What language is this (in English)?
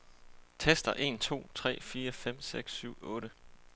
Danish